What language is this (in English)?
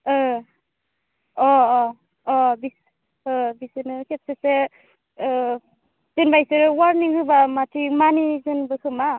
Bodo